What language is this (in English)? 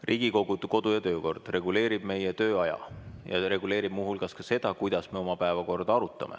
Estonian